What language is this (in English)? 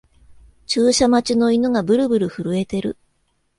Japanese